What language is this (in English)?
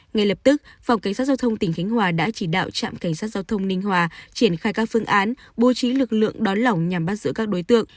Vietnamese